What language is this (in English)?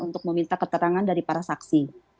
Indonesian